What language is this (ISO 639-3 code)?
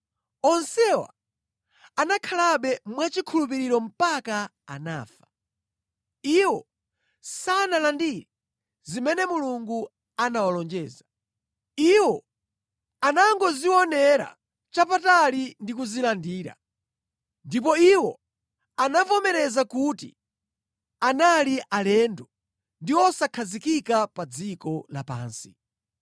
nya